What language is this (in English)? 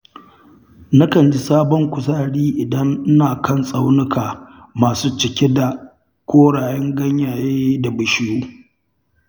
Hausa